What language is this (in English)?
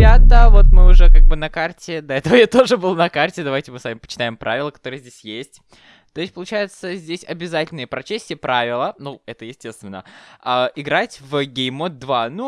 Russian